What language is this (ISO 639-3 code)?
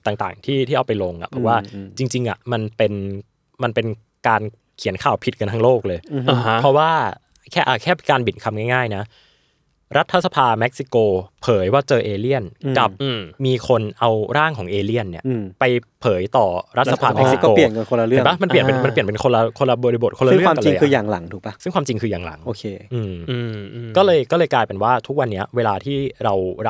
tha